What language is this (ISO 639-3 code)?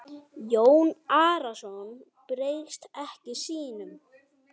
isl